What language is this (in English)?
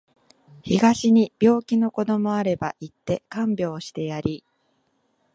Japanese